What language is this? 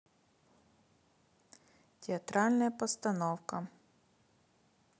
Russian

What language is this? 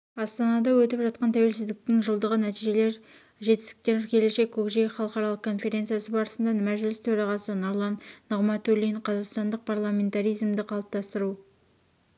Kazakh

